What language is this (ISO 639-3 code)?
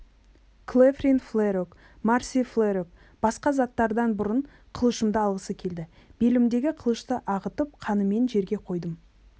kaz